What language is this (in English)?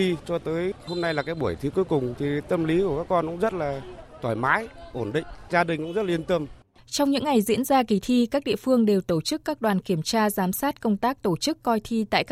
Vietnamese